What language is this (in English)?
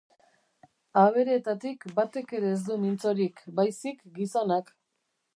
Basque